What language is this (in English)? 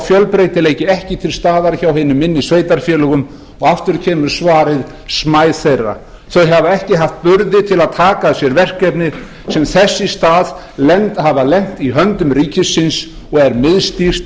Icelandic